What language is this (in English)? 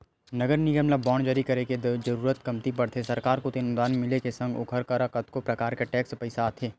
Chhattisgarhi